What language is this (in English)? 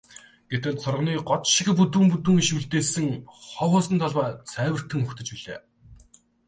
Mongolian